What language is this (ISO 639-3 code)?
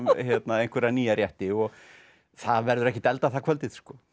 isl